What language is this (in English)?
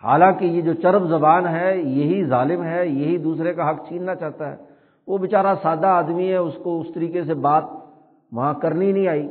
Urdu